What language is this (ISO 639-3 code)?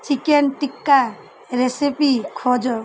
ori